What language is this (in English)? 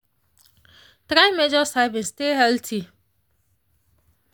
Nigerian Pidgin